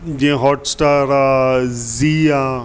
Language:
Sindhi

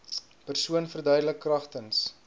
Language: Afrikaans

